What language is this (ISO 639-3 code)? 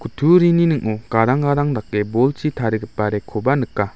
grt